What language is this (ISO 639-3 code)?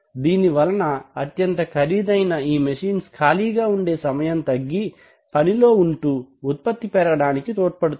tel